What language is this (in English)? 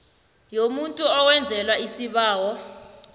South Ndebele